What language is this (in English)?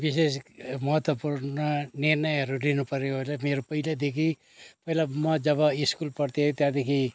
Nepali